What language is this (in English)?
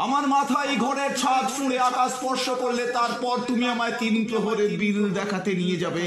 Bangla